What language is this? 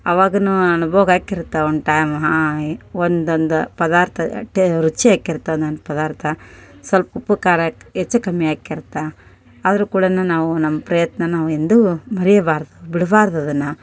Kannada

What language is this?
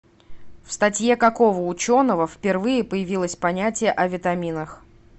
Russian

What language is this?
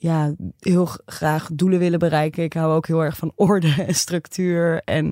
Dutch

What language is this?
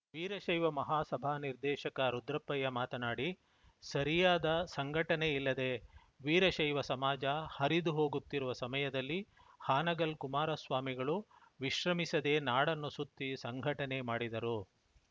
Kannada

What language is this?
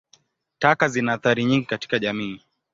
Swahili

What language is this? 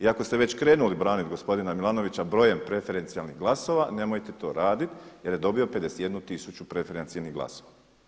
Croatian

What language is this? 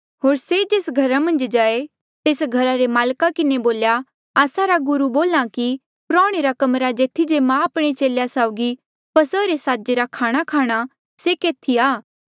Mandeali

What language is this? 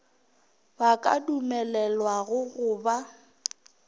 Northern Sotho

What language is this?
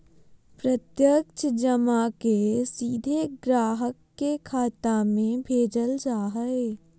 Magahi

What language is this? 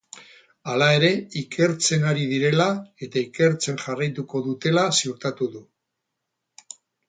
Basque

